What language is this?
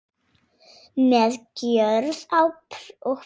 Icelandic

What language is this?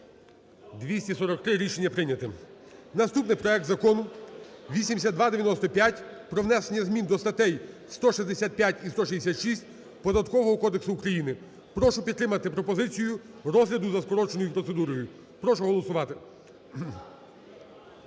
Ukrainian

